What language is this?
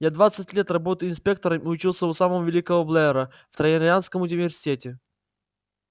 Russian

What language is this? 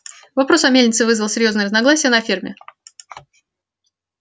Russian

